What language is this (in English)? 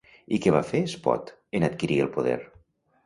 Catalan